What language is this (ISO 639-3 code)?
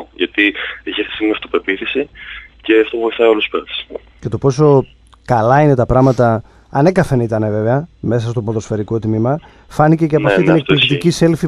ell